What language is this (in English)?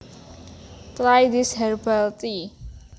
Javanese